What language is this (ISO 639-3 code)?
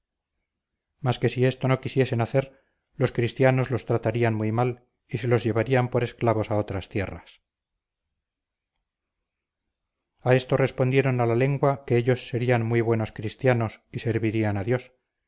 spa